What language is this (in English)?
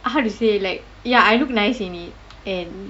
English